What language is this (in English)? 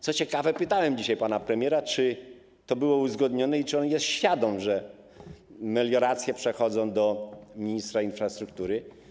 Polish